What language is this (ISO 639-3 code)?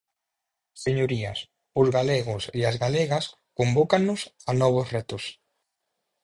glg